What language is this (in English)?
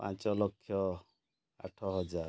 Odia